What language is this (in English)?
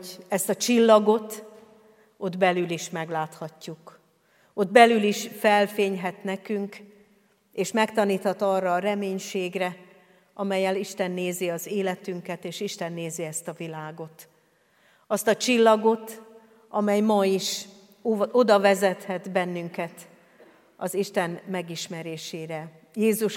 Hungarian